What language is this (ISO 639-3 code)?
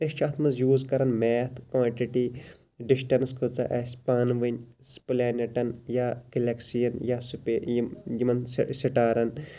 kas